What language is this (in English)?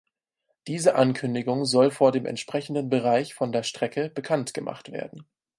German